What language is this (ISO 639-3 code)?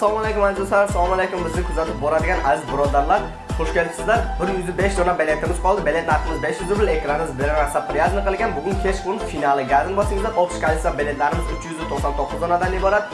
tur